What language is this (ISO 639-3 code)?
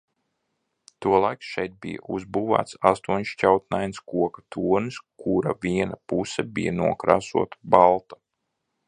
lav